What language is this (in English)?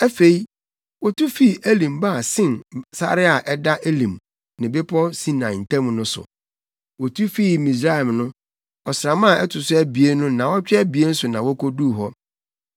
Akan